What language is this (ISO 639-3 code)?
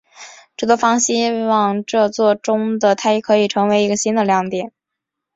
zho